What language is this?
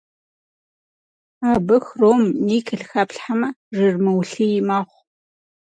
Kabardian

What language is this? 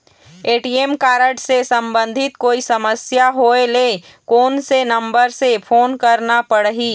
Chhattisgarhi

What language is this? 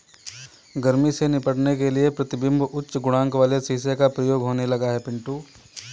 Hindi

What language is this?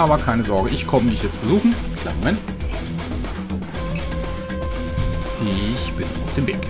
German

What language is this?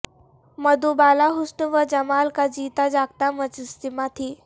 Urdu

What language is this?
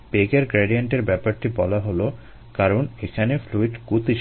Bangla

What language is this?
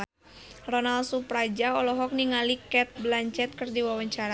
Sundanese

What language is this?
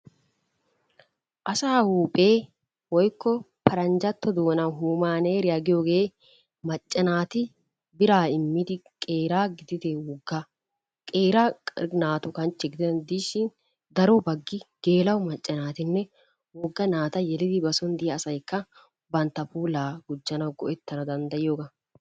Wolaytta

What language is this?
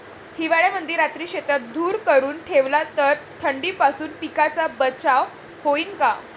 Marathi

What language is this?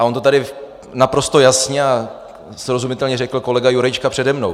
Czech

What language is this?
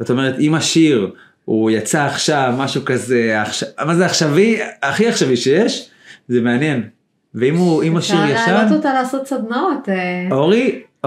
Hebrew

